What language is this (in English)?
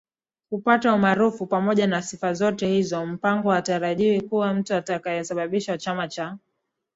Swahili